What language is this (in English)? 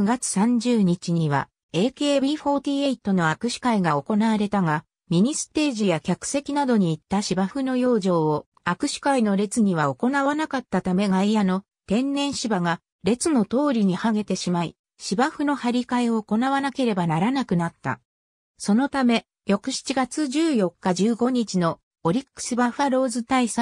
Japanese